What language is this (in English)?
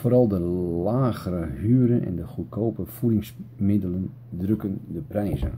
Dutch